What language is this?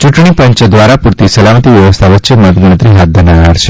Gujarati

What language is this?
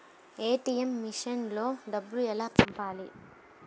Telugu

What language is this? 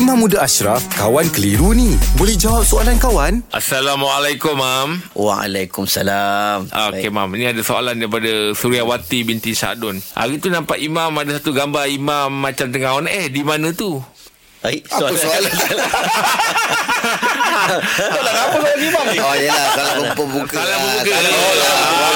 Malay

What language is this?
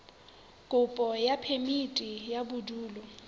Southern Sotho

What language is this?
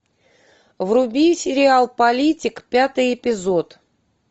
Russian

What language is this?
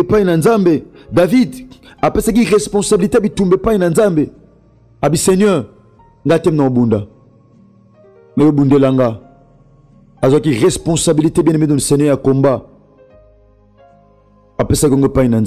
French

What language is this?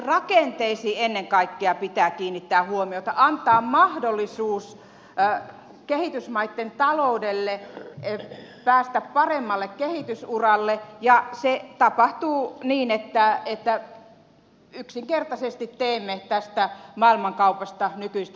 Finnish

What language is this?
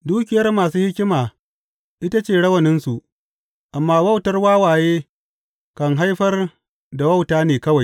Hausa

